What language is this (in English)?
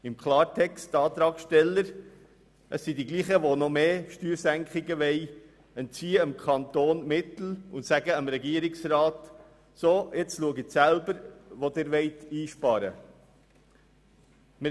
Swiss German